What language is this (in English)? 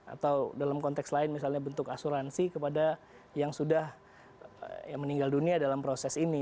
Indonesian